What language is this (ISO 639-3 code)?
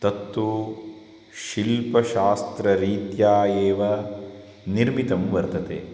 san